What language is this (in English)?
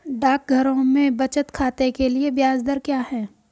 Hindi